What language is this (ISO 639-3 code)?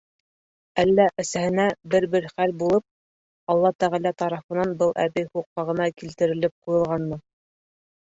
bak